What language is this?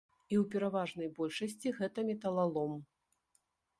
Belarusian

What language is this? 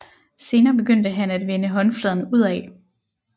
Danish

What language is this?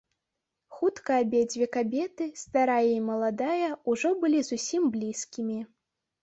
Belarusian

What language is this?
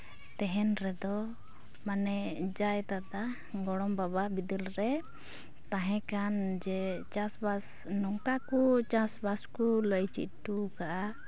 Santali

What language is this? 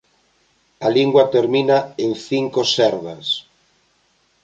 Galician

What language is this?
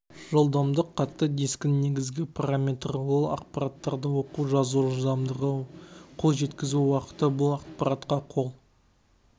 Kazakh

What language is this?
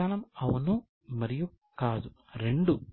Telugu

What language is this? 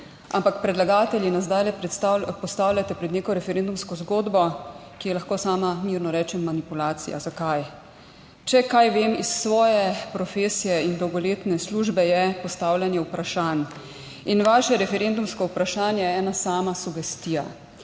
Slovenian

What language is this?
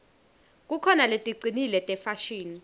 Swati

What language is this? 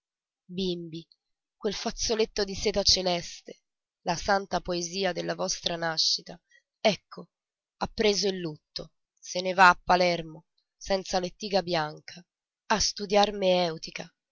Italian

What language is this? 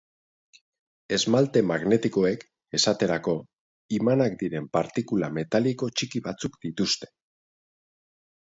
Basque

